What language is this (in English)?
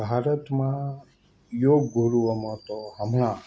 Gujarati